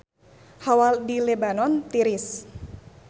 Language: Sundanese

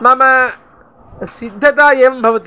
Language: Sanskrit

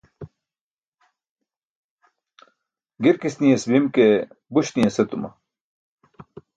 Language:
Burushaski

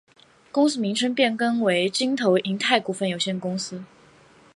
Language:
Chinese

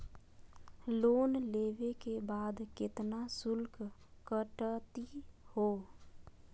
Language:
Magahi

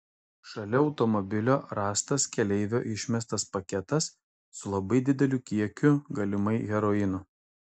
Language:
Lithuanian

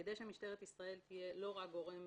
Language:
Hebrew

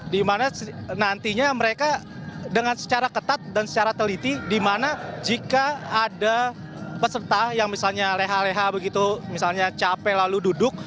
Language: Indonesian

